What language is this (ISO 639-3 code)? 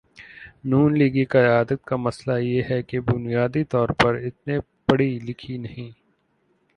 urd